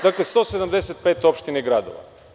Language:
Serbian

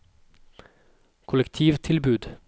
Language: Norwegian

